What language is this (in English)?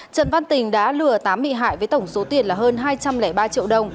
Vietnamese